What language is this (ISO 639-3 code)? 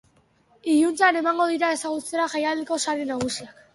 eus